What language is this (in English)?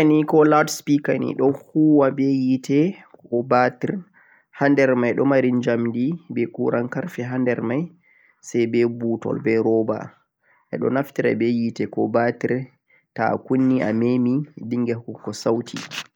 Central-Eastern Niger Fulfulde